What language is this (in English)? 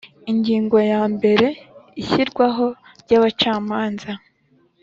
Kinyarwanda